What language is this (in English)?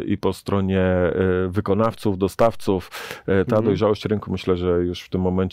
Polish